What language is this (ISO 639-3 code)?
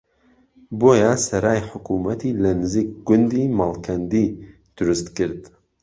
ckb